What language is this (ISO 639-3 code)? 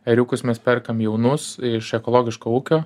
lit